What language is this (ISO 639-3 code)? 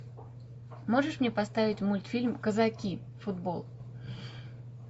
rus